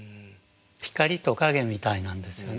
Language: Japanese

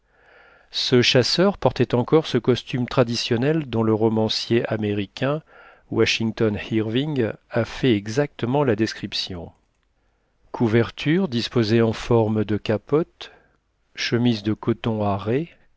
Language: French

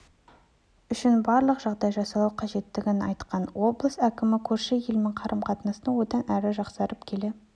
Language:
Kazakh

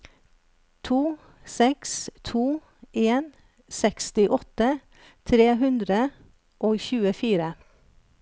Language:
Norwegian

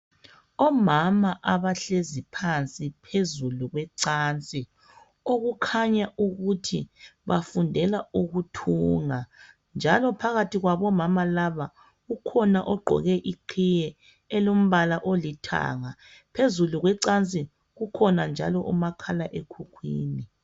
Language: North Ndebele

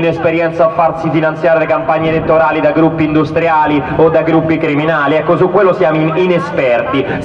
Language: Italian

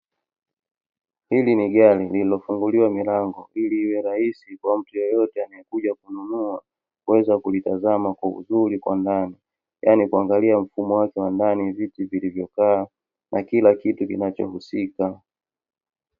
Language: Swahili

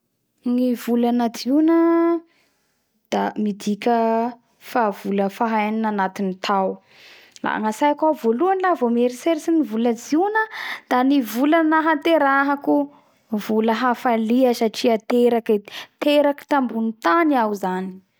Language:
Bara Malagasy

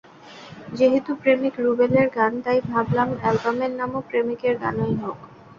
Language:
Bangla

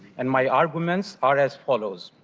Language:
English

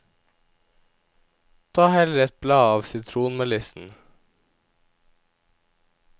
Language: Norwegian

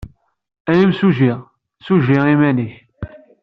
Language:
Kabyle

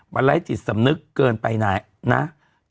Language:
Thai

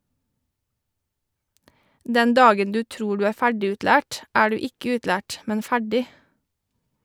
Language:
Norwegian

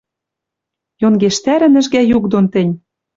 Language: Western Mari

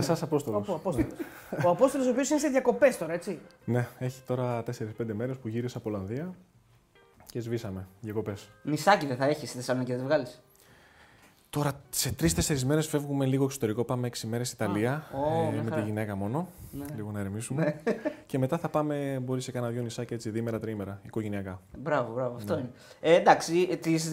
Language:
Greek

